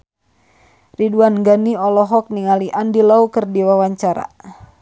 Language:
Sundanese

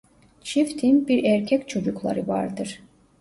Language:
Turkish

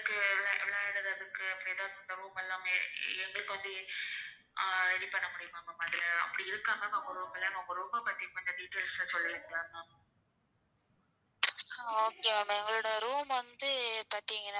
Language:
Tamil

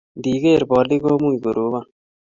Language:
Kalenjin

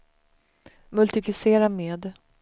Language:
Swedish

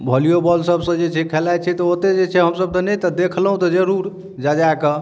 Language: Maithili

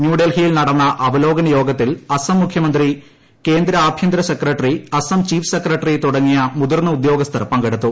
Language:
Malayalam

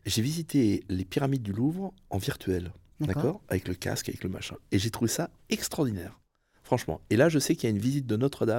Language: French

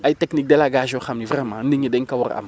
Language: Wolof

